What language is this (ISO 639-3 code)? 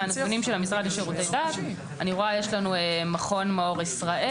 heb